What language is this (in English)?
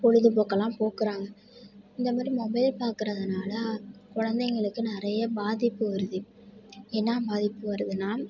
Tamil